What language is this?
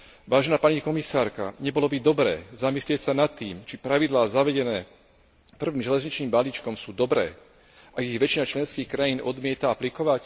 Slovak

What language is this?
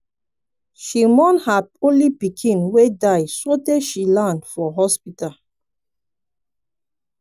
Nigerian Pidgin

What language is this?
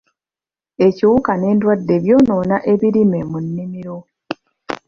Ganda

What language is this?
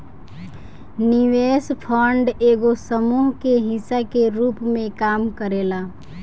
Bhojpuri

